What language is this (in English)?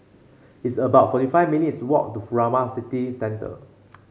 English